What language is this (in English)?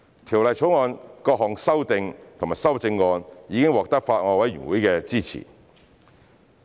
Cantonese